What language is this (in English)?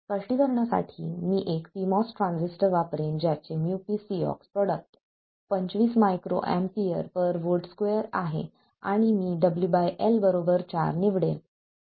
Marathi